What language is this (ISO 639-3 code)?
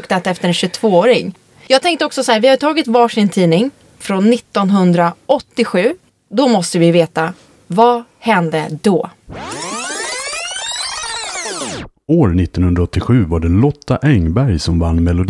swe